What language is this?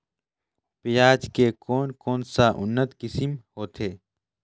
Chhattisgarhi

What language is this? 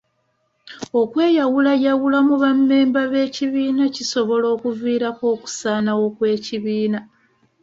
Ganda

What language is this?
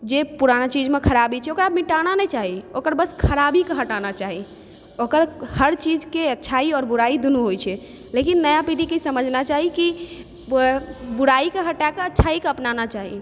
Maithili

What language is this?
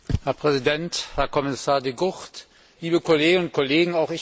German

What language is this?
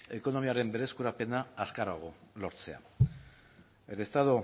Basque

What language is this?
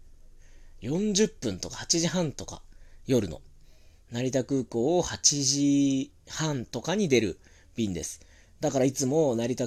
Japanese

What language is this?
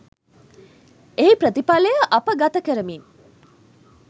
Sinhala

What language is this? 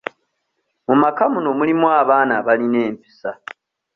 Ganda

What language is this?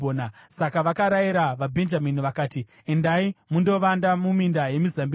Shona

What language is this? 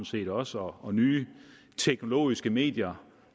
Danish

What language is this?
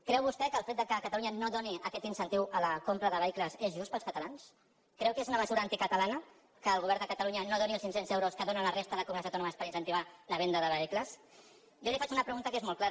Catalan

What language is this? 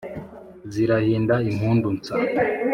Kinyarwanda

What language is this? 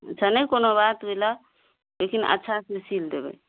Maithili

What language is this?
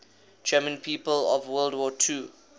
English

